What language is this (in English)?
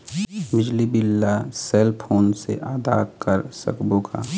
Chhattisgarhi